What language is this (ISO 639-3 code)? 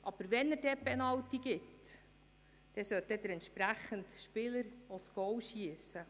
gsw